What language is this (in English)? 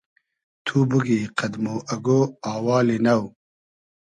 Hazaragi